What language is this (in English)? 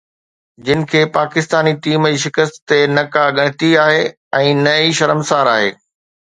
Sindhi